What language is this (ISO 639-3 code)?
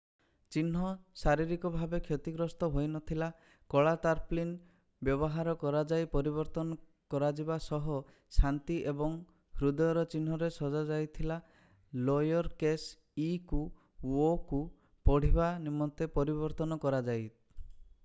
ori